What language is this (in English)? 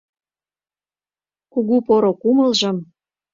Mari